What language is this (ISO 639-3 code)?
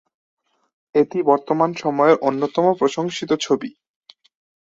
ben